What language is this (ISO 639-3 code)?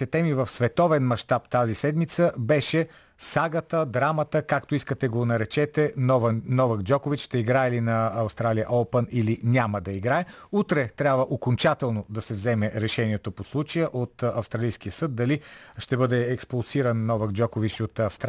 bul